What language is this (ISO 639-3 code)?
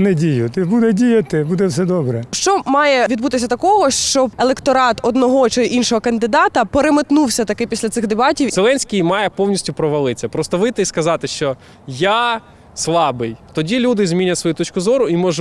rus